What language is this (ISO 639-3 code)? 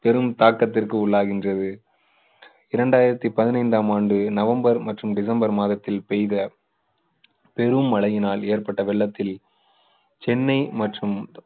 tam